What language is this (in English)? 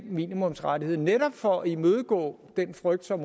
Danish